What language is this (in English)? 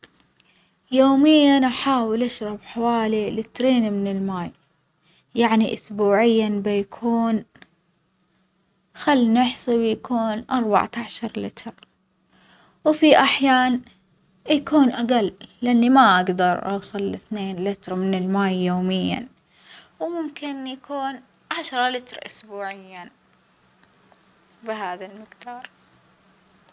Omani Arabic